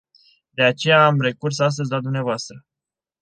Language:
Romanian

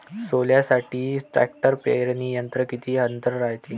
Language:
Marathi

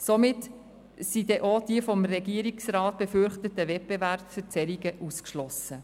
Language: Swiss German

